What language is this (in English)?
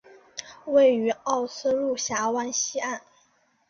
Chinese